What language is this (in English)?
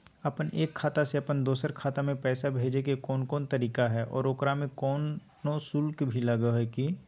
Magahi